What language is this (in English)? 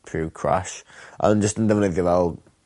Welsh